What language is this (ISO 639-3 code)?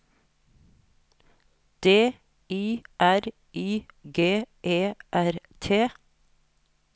nor